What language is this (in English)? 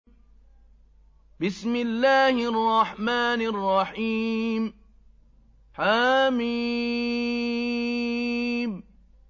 Arabic